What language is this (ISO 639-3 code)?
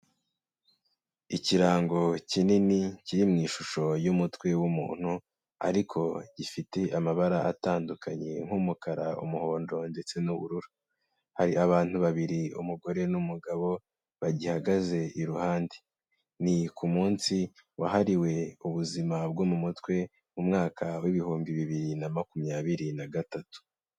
kin